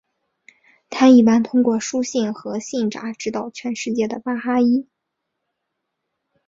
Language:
Chinese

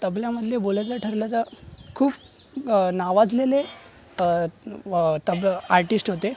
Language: Marathi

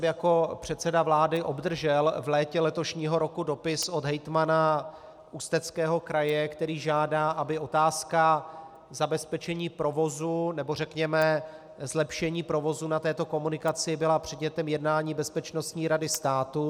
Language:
Czech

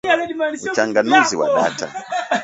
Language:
Swahili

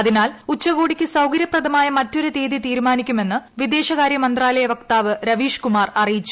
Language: Malayalam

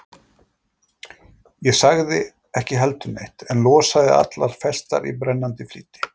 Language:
Icelandic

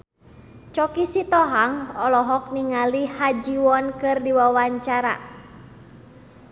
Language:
Sundanese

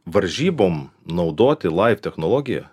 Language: Lithuanian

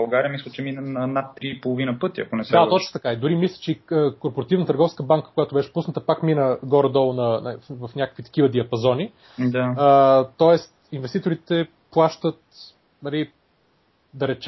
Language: Bulgarian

